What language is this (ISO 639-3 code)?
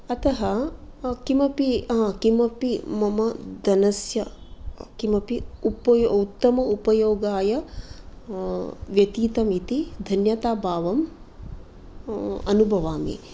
san